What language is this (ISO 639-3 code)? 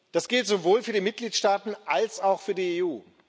deu